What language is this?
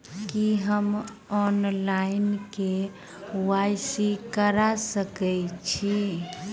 Maithili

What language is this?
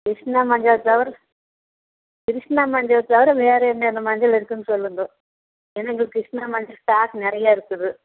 Tamil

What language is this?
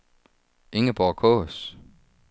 Danish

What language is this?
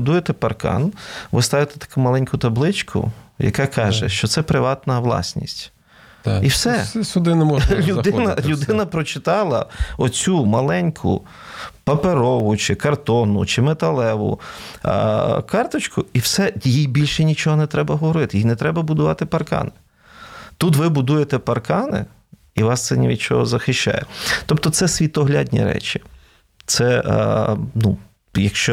Ukrainian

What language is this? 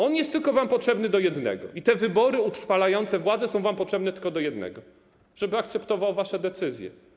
Polish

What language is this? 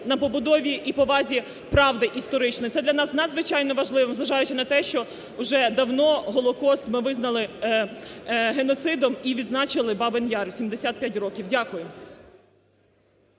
Ukrainian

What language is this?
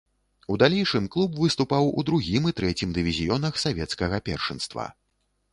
Belarusian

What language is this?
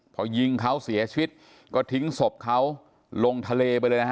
Thai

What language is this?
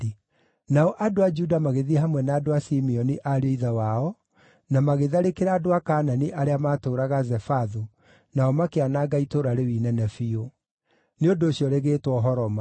Kikuyu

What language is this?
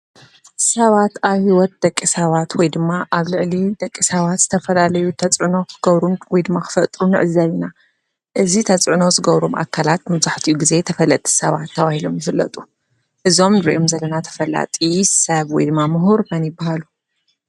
Tigrinya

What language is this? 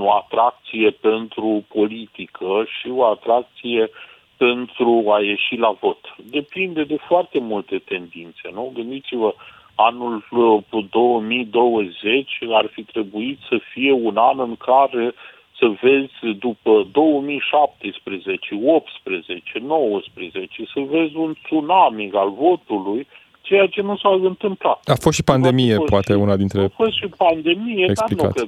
Romanian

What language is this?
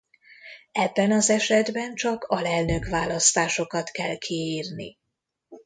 Hungarian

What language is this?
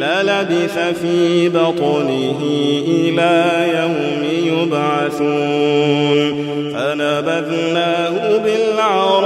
Arabic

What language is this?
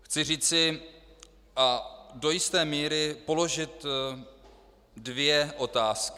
Czech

